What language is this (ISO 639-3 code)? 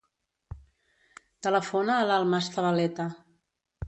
cat